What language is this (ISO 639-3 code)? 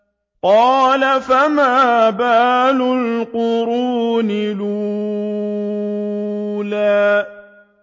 ara